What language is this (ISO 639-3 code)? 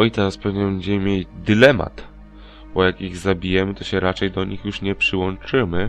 pol